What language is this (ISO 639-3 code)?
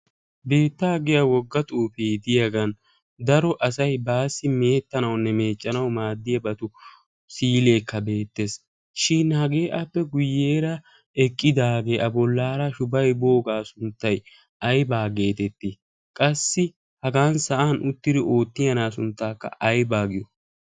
wal